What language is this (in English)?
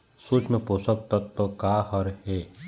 Chhattisgarhi